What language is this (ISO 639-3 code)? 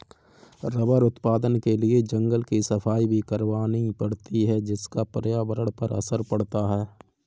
hin